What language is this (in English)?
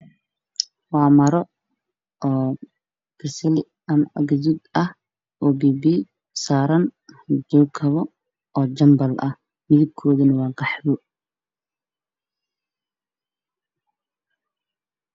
Somali